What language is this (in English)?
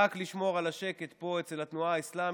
Hebrew